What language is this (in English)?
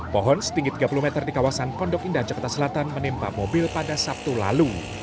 Indonesian